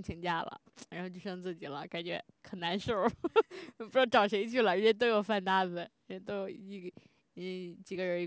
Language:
Chinese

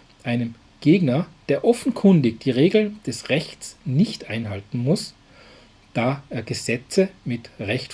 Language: German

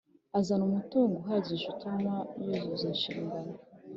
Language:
Kinyarwanda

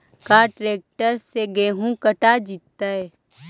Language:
Magahi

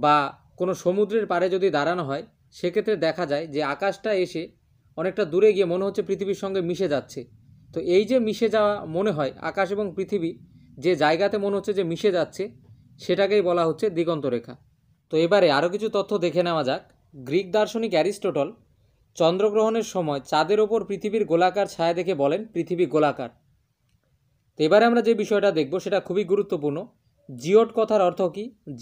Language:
Hindi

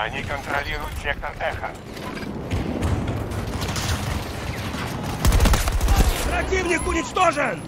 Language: Russian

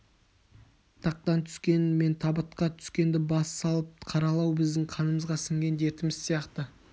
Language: Kazakh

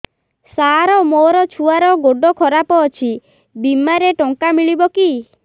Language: Odia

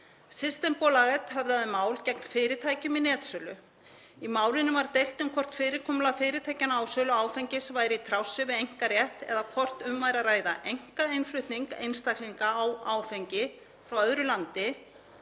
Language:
Icelandic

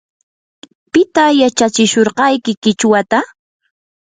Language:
Yanahuanca Pasco Quechua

